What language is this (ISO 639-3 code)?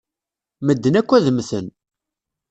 kab